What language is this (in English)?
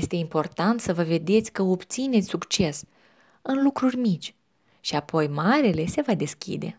Romanian